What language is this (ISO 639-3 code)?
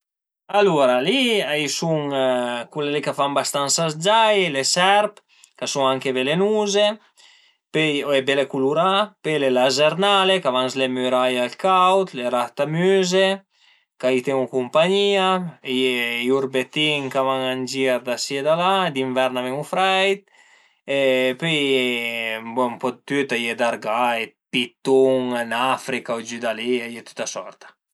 pms